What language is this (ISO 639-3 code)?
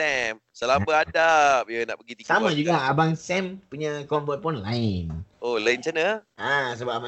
msa